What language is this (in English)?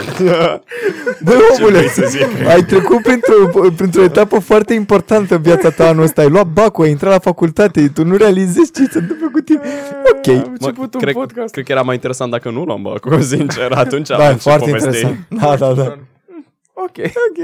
Romanian